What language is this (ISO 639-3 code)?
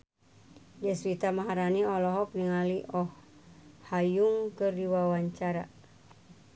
sun